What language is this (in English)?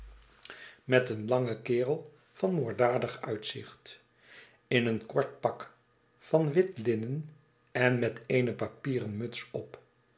Dutch